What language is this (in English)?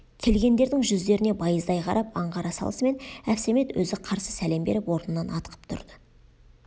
Kazakh